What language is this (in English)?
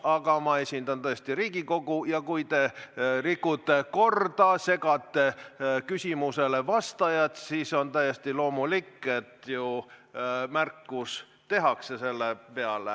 Estonian